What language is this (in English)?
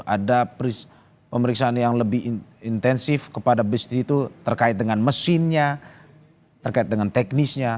Indonesian